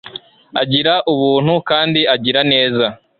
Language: Kinyarwanda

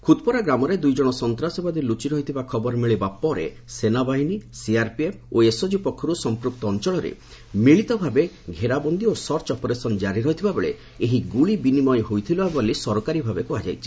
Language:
Odia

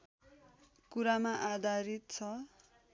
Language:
Nepali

